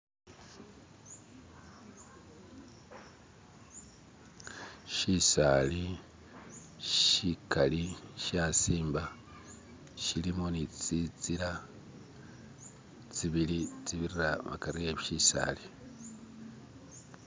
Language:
Masaaba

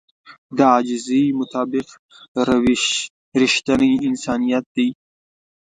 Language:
Pashto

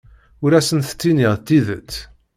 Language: Kabyle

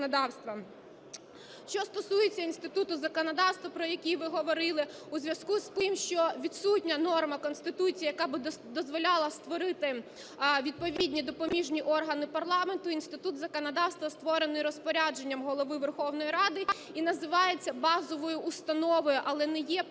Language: Ukrainian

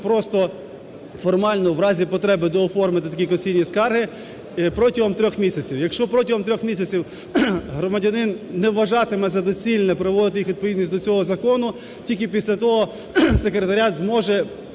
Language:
Ukrainian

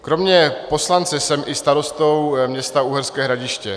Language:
Czech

